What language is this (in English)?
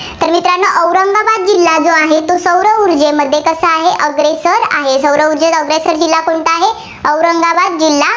Marathi